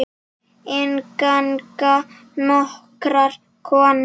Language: Icelandic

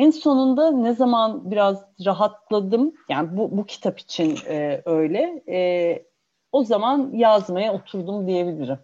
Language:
Turkish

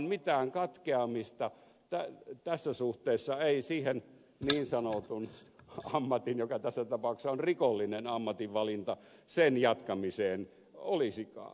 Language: Finnish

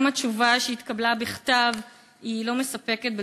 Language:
Hebrew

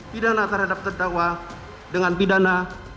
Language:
Indonesian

